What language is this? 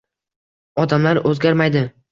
Uzbek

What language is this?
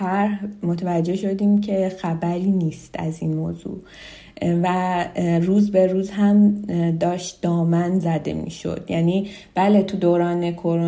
Persian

